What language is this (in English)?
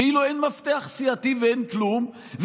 Hebrew